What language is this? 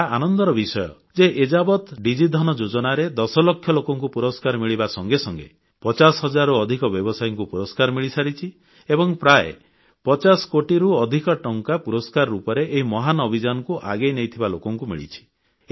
Odia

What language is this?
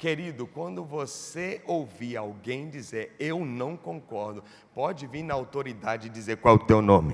Portuguese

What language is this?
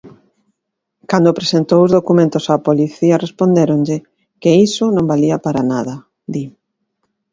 Galician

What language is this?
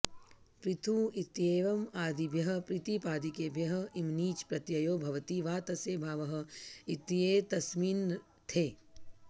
Sanskrit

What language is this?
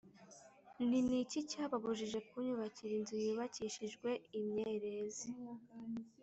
Kinyarwanda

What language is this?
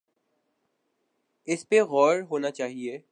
Urdu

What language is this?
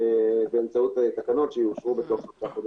Hebrew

